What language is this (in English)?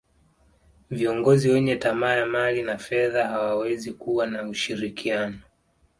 Swahili